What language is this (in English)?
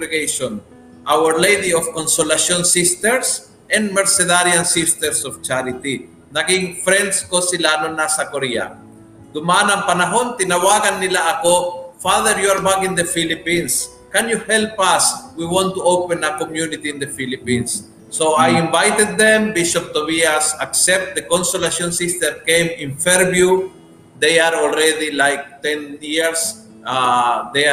Filipino